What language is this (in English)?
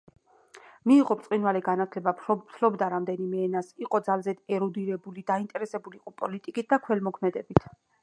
Georgian